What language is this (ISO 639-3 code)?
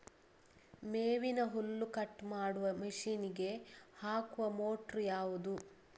kan